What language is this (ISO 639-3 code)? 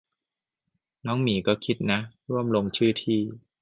tha